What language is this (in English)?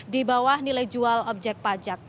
Indonesian